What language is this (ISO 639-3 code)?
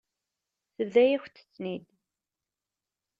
kab